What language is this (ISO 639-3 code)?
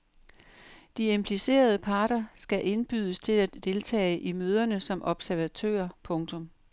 dan